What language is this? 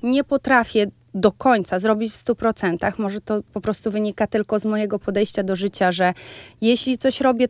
Polish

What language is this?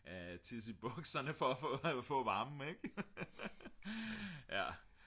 Danish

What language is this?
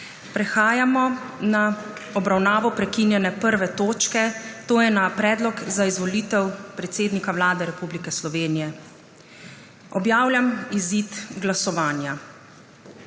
Slovenian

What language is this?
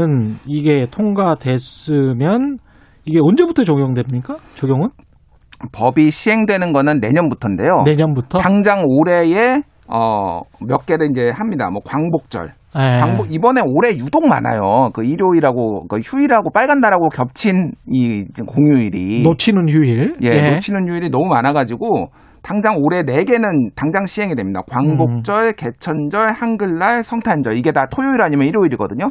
Korean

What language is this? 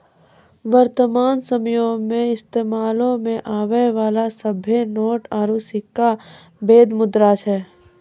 Maithili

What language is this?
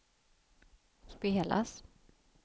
Swedish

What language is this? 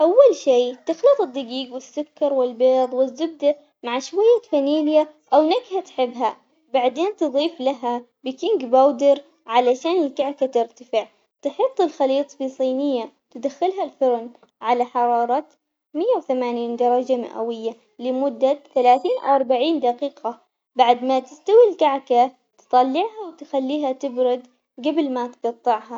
Omani Arabic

